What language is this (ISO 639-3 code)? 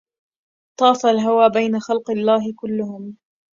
ara